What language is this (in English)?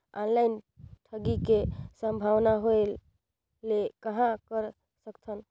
Chhattisgarhi